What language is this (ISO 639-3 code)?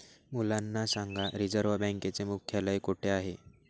mar